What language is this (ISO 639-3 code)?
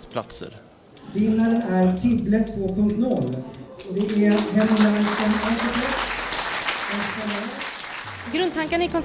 swe